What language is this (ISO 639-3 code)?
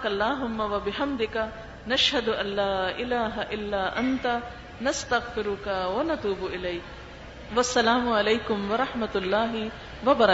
urd